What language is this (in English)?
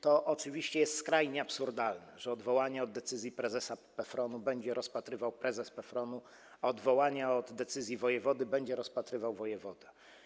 Polish